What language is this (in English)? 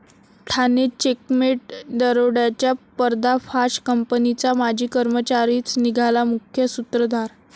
Marathi